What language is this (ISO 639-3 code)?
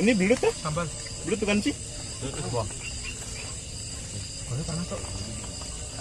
ind